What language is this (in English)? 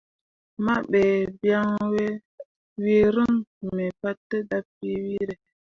Mundang